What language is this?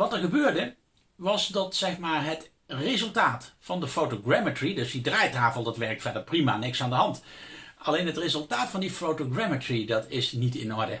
Dutch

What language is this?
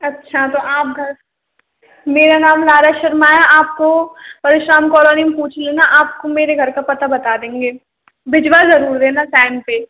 Hindi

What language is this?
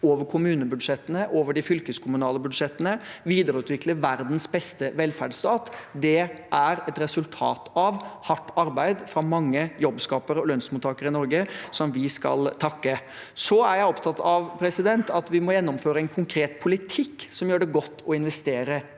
Norwegian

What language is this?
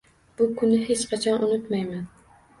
Uzbek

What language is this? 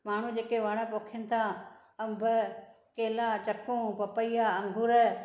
Sindhi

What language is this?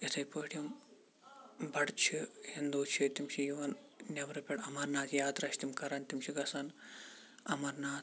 Kashmiri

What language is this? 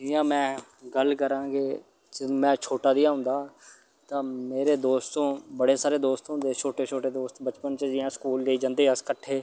Dogri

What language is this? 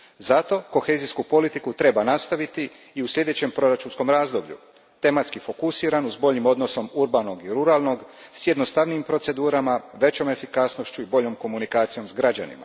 Croatian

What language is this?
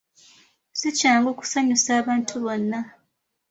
Ganda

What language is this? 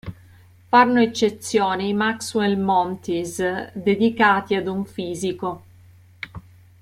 Italian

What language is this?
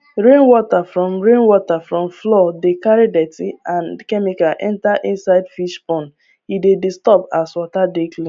Nigerian Pidgin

